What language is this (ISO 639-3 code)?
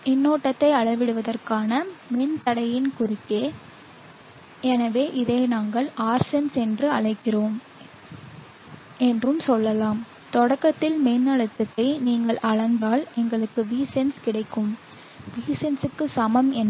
tam